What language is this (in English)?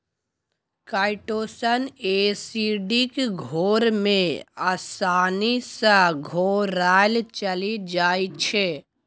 Maithili